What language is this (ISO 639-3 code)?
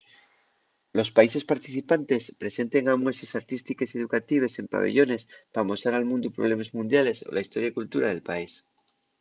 ast